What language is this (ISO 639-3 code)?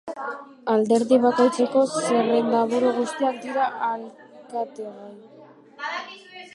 eus